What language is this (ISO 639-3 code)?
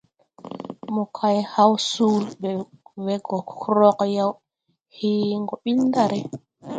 tui